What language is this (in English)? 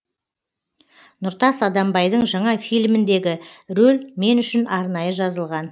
Kazakh